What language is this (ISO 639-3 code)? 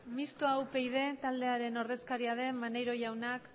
eus